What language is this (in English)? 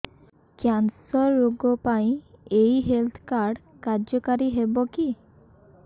Odia